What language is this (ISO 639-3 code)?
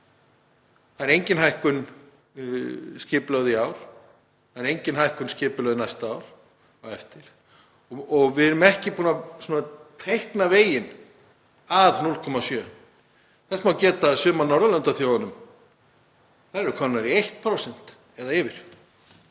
isl